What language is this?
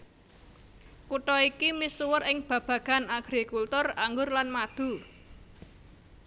Javanese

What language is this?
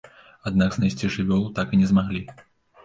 Belarusian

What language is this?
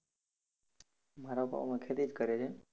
Gujarati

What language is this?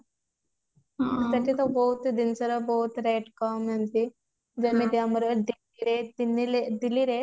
Odia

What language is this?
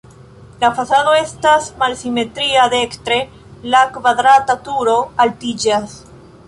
Esperanto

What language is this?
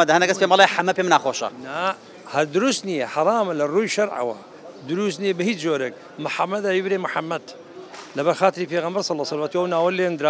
Arabic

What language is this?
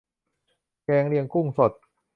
Thai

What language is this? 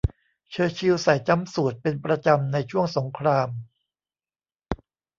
Thai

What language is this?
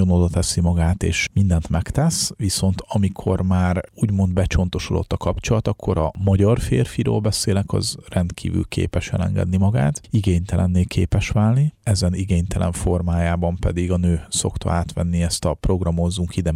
Hungarian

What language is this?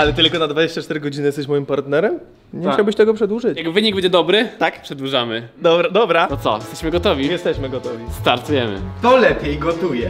Polish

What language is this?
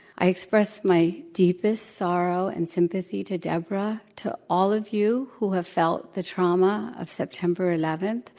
English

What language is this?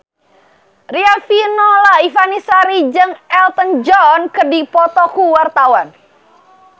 Sundanese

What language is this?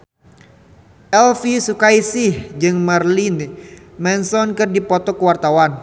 Sundanese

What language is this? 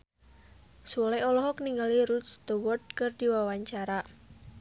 Sundanese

